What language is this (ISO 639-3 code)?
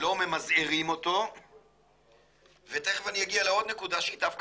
heb